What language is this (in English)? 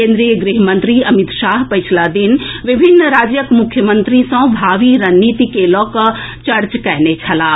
Maithili